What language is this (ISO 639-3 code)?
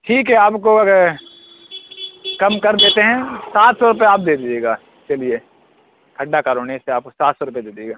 urd